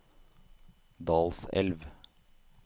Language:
Norwegian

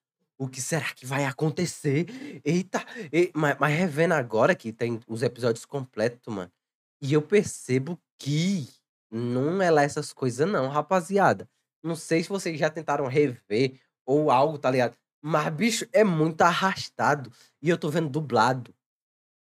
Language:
Portuguese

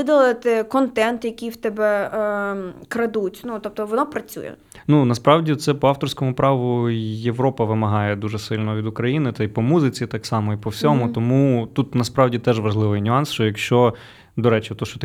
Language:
Ukrainian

